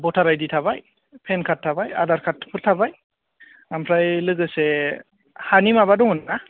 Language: Bodo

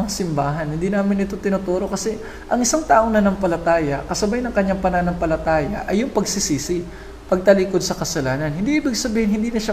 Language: Filipino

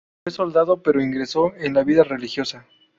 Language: Spanish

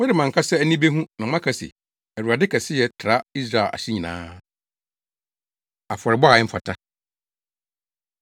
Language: Akan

